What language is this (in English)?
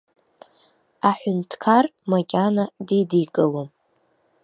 Abkhazian